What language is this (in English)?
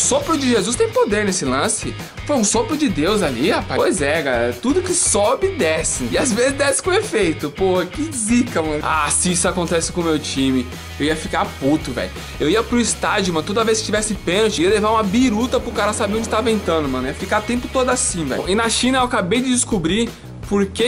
Portuguese